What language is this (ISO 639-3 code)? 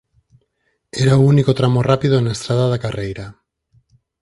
glg